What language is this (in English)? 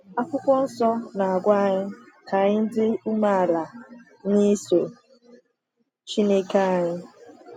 Igbo